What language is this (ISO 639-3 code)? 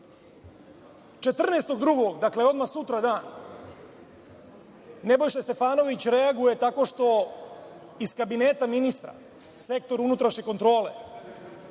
srp